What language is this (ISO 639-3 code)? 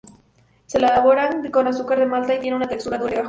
spa